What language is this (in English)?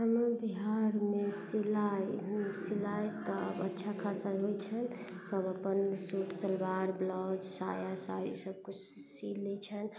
Maithili